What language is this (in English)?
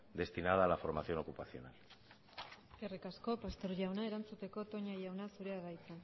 Basque